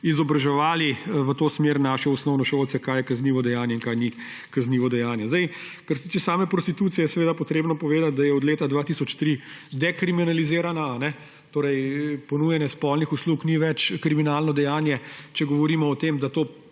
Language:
Slovenian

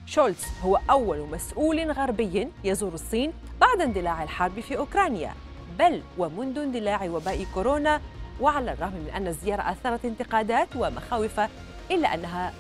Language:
Arabic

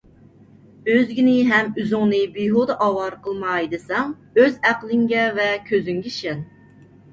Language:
Uyghur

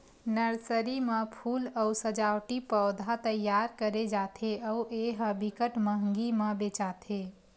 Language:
Chhattisgarhi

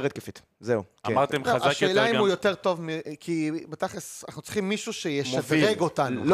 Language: Hebrew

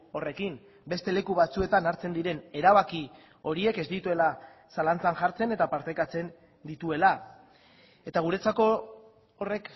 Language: Basque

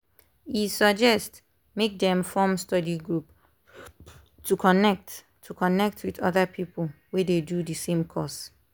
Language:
Nigerian Pidgin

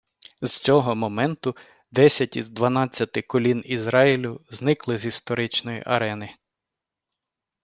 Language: Ukrainian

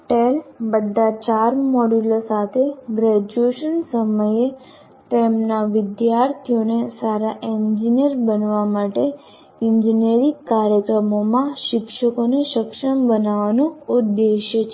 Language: Gujarati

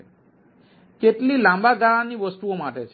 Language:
Gujarati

